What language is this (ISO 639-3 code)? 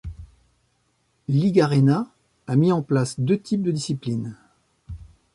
fra